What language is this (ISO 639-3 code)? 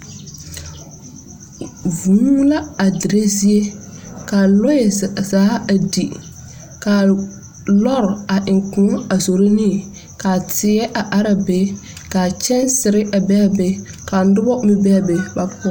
dga